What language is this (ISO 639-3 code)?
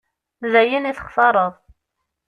kab